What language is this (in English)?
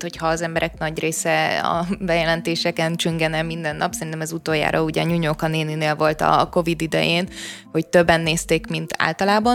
Hungarian